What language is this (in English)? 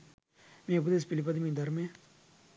Sinhala